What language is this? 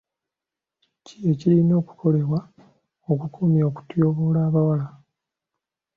Ganda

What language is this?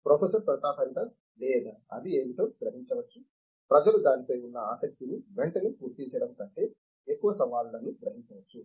Telugu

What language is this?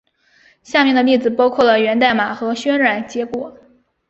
Chinese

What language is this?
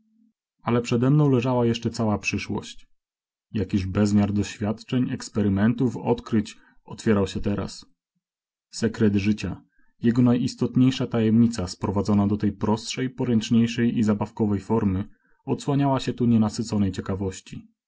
Polish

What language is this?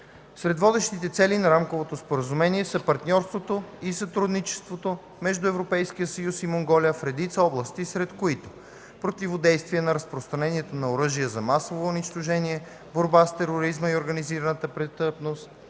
Bulgarian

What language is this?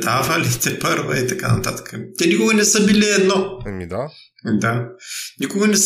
Bulgarian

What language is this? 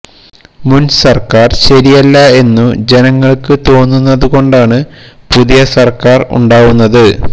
Malayalam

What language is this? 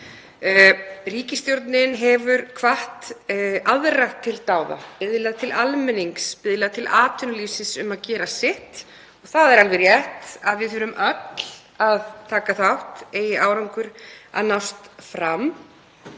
Icelandic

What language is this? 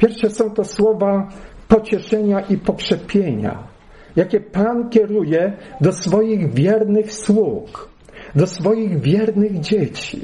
Polish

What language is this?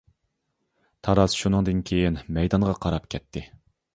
Uyghur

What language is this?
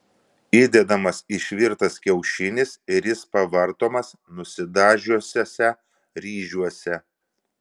Lithuanian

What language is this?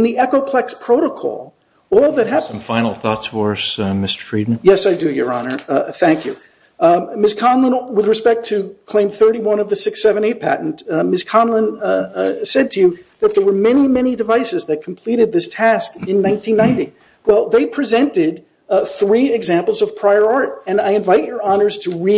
English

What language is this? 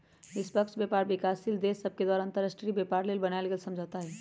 Magahi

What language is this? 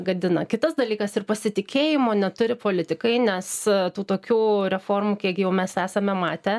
Lithuanian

